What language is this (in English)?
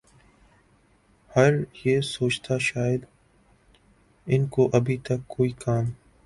Urdu